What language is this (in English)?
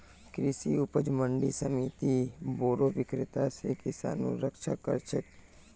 Magahi